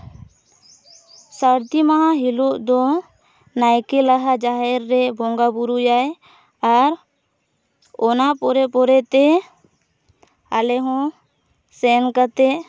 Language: Santali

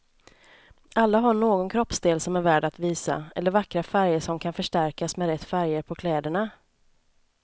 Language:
Swedish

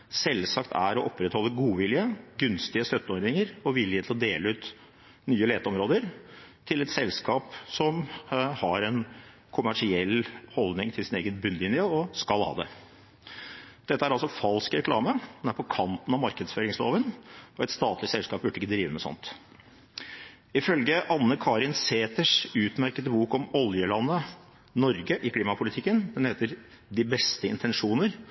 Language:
Norwegian Bokmål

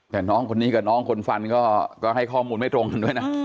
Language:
Thai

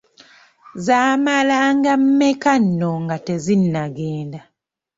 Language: Ganda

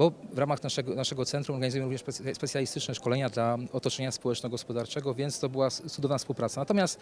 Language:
Polish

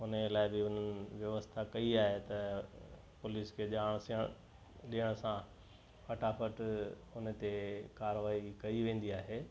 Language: Sindhi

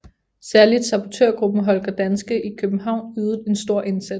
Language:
Danish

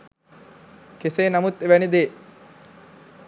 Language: Sinhala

